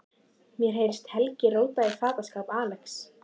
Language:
Icelandic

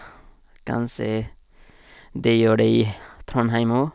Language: Norwegian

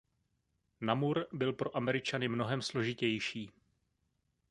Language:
Czech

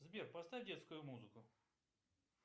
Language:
Russian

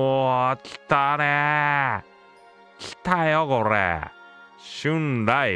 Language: Japanese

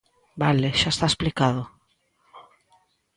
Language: Galician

